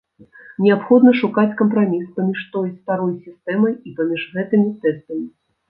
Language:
Belarusian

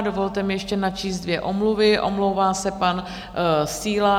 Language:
Czech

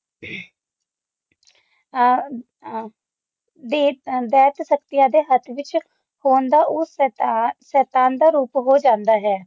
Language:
Punjabi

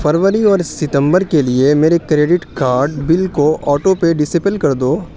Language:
Urdu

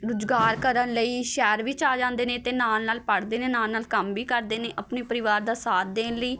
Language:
Punjabi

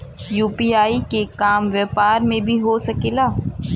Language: Bhojpuri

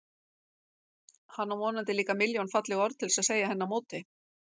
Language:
Icelandic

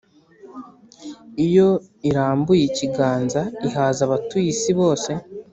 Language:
Kinyarwanda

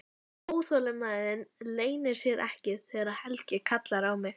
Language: Icelandic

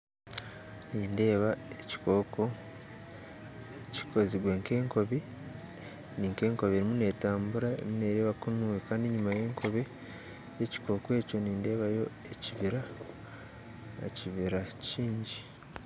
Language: Nyankole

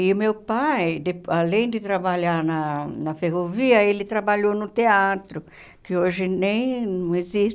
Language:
Portuguese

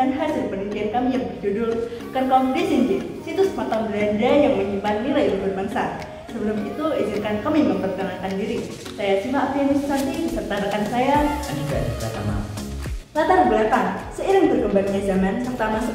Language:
Indonesian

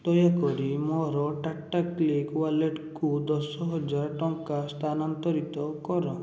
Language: Odia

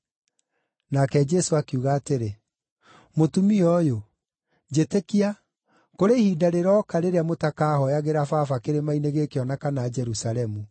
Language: Kikuyu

